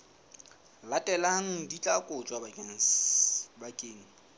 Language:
Southern Sotho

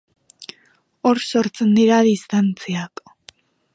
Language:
Basque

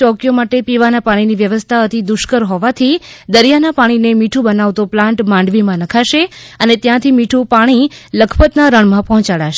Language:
Gujarati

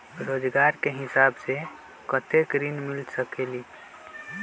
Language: Magahi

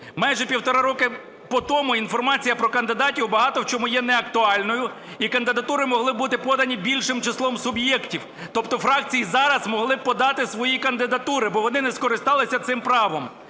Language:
Ukrainian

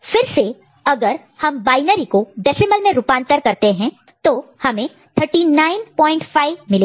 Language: Hindi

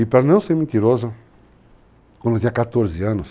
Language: Portuguese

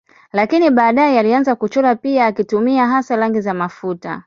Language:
Swahili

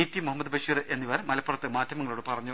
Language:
Malayalam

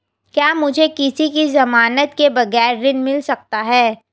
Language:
Hindi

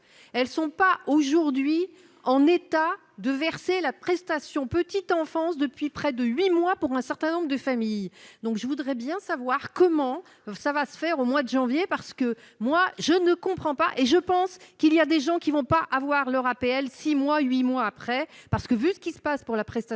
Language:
French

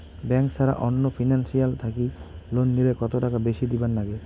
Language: Bangla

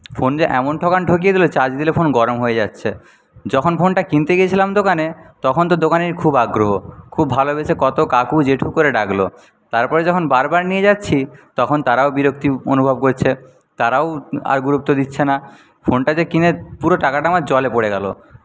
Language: Bangla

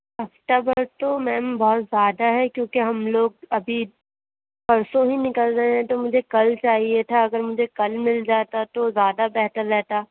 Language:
Urdu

